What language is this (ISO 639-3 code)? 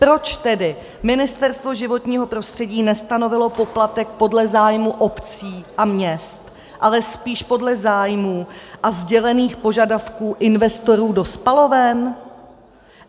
ces